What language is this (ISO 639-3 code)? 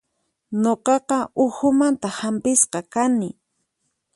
qxp